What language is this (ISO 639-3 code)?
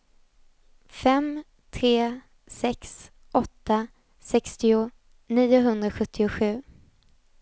swe